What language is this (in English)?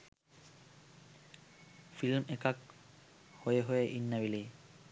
Sinhala